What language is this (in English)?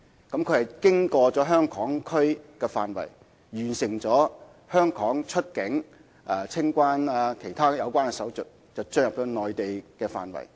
Cantonese